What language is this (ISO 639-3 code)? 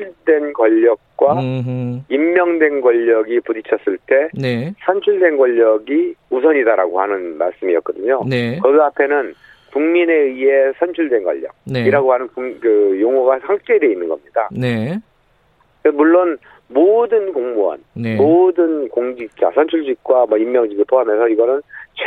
kor